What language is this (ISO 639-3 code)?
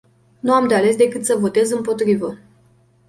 ron